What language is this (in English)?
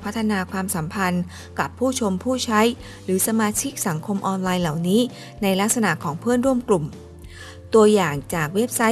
Thai